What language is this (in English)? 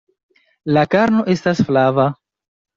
Esperanto